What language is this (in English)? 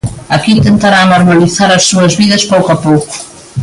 Galician